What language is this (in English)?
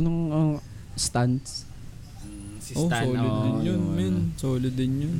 Filipino